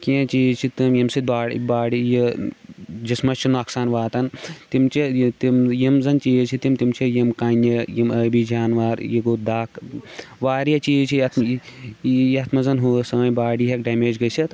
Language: Kashmiri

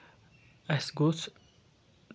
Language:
Kashmiri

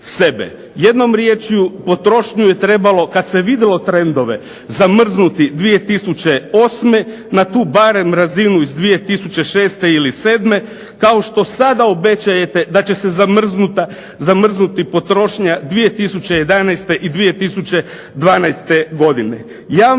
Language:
Croatian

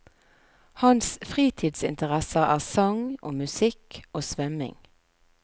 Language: Norwegian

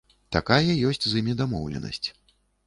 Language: Belarusian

